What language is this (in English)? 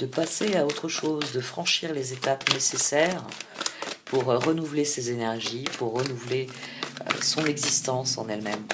French